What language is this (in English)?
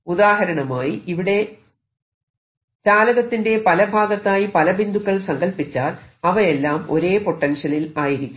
Malayalam